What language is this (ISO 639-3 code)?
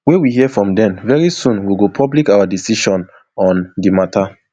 pcm